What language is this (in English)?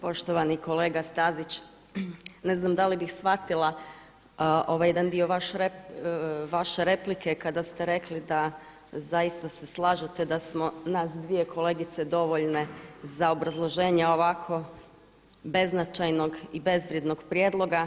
Croatian